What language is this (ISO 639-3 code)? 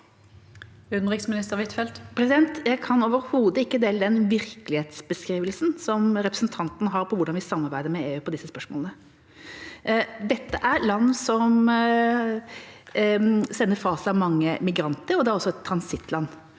nor